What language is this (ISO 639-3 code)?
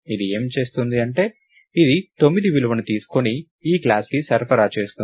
tel